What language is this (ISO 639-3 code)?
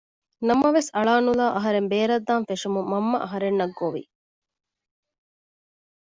div